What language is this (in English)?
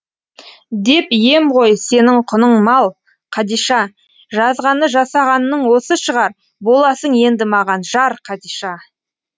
Kazakh